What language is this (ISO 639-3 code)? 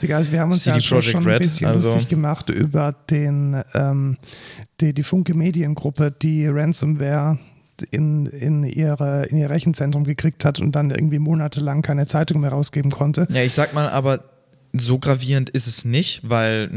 deu